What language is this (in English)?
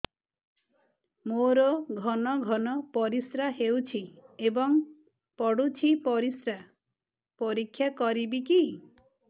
Odia